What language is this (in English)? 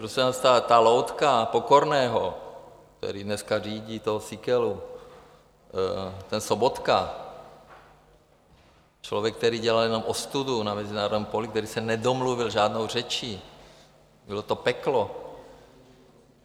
Czech